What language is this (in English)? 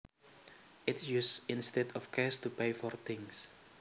Javanese